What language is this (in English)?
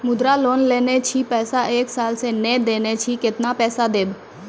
Maithili